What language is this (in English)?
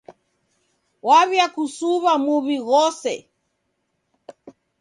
Taita